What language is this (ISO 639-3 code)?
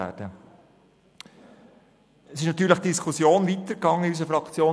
gsw